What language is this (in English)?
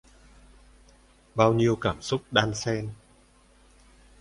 Vietnamese